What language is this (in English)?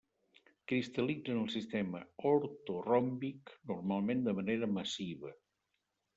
Catalan